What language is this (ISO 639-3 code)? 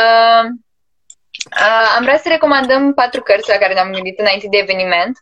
ron